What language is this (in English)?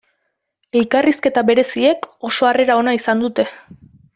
Basque